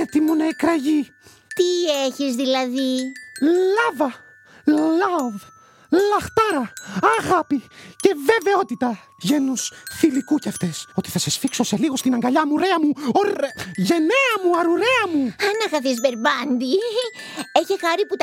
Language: Greek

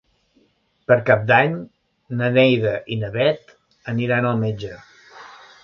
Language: Catalan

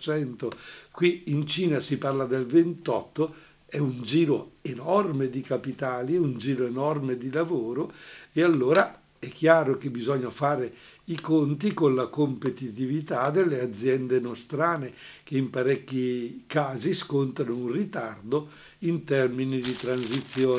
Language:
Italian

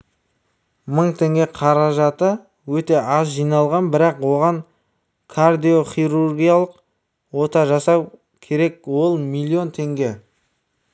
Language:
Kazakh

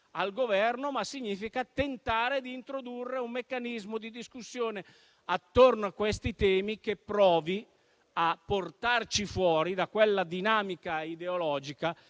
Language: Italian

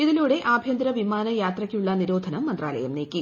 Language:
Malayalam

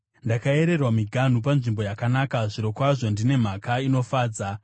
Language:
Shona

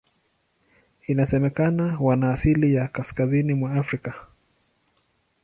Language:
Swahili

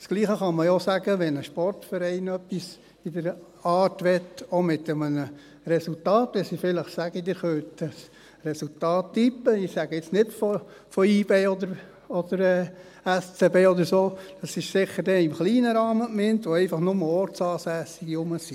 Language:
Swiss German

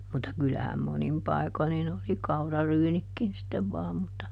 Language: Finnish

